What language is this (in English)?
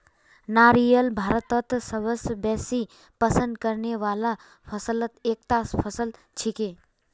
Magahi